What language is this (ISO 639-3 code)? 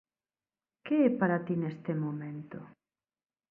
glg